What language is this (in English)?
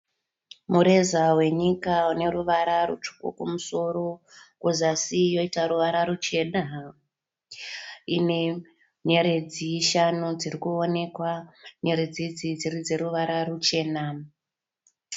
Shona